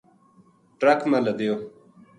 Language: Gujari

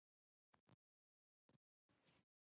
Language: Georgian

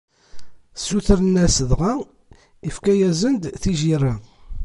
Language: Kabyle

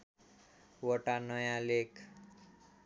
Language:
Nepali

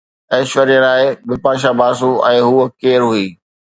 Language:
Sindhi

